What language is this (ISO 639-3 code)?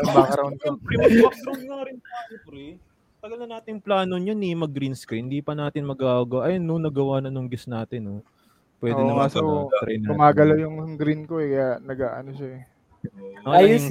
fil